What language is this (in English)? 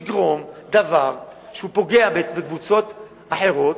Hebrew